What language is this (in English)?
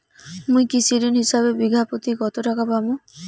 Bangla